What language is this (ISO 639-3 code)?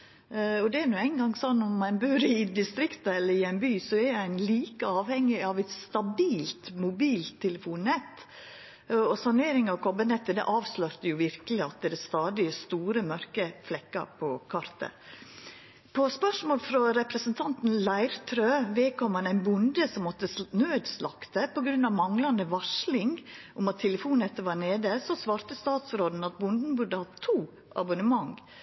nno